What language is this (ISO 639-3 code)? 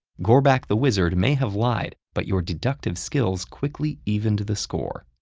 eng